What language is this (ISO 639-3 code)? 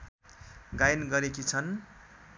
nep